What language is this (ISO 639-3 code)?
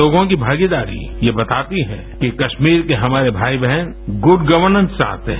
hin